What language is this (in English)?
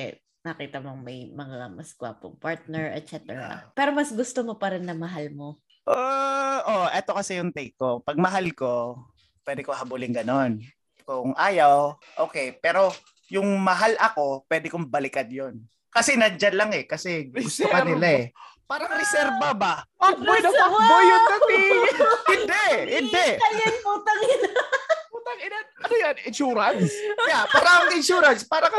Filipino